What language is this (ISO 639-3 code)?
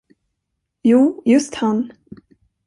swe